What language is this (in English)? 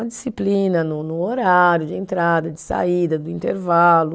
Portuguese